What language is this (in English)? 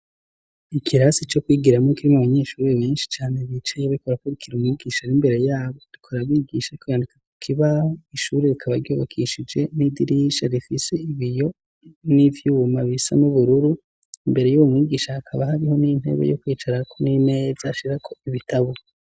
Rundi